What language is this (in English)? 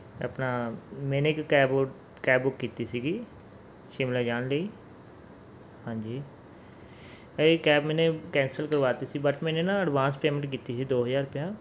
Punjabi